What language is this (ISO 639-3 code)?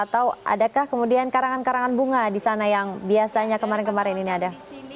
ind